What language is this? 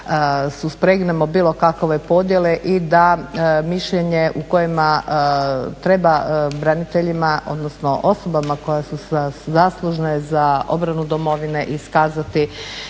Croatian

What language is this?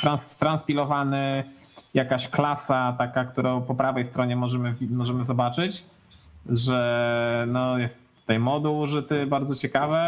Polish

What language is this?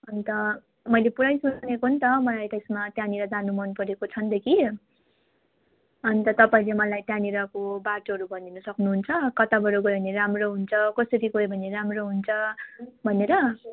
Nepali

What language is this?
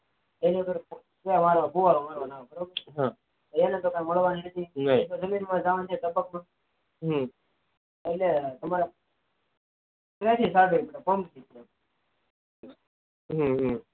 Gujarati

